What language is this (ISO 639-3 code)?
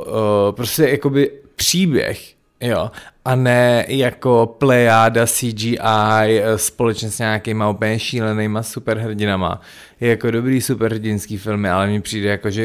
ces